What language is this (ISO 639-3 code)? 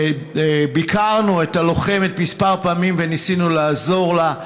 heb